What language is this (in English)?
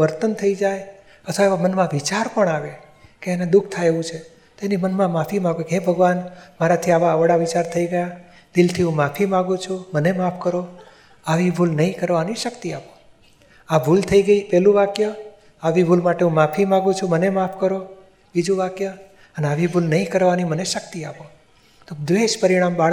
Gujarati